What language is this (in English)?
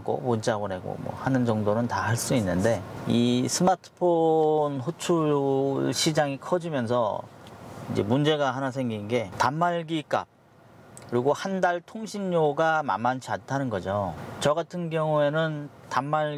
Korean